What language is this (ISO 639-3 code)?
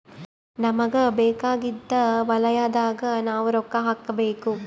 kan